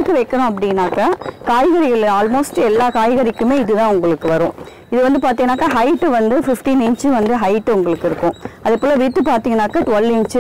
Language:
Hindi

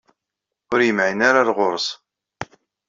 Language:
Kabyle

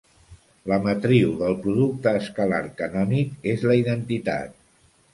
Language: Catalan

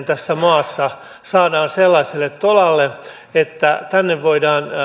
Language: Finnish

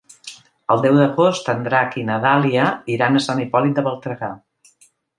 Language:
Catalan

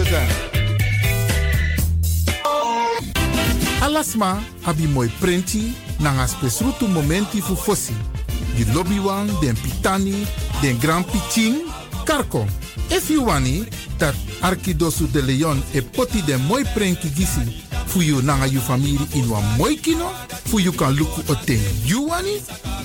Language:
Dutch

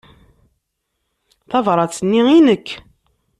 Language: Kabyle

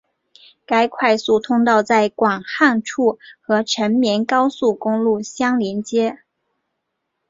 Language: Chinese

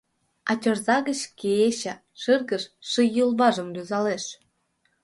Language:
Mari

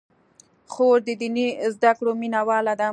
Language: Pashto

